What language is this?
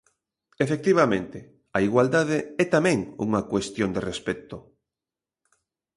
Galician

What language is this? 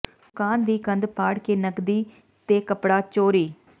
Punjabi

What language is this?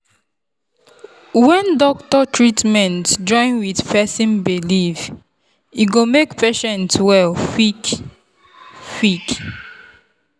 Nigerian Pidgin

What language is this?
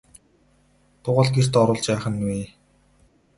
Mongolian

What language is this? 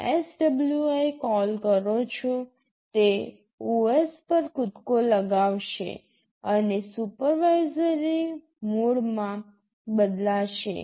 Gujarati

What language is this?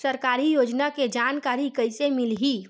Chhattisgarhi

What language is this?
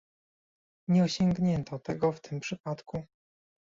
Polish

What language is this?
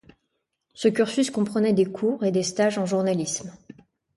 French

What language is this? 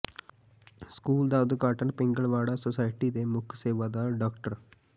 Punjabi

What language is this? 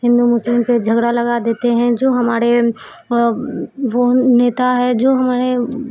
Urdu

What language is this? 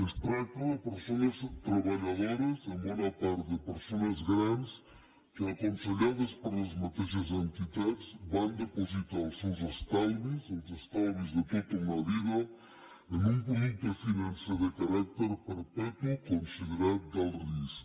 Catalan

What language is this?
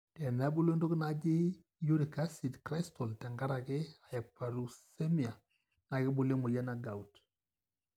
Masai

